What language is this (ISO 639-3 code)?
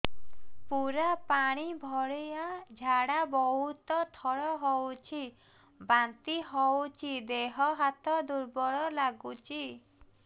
ori